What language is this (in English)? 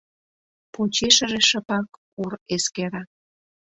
Mari